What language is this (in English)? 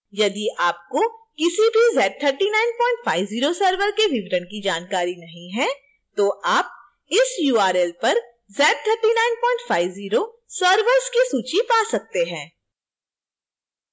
Hindi